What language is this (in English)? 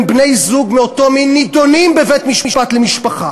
Hebrew